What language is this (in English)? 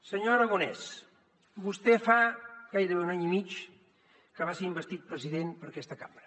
Catalan